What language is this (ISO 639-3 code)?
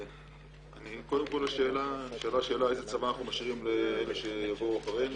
heb